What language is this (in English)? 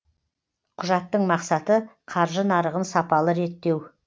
Kazakh